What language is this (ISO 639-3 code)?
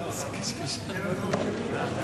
heb